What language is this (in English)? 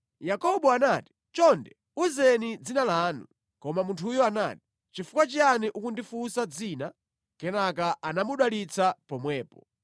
Nyanja